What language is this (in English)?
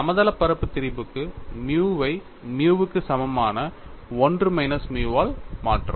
Tamil